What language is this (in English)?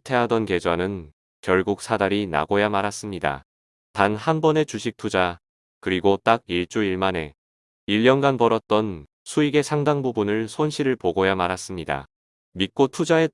Korean